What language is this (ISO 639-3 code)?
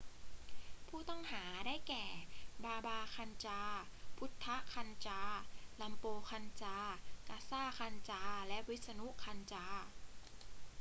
tha